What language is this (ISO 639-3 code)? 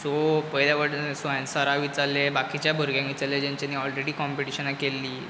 kok